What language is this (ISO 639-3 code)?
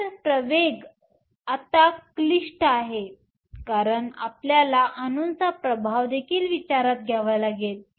mar